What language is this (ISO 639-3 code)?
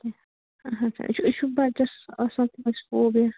kas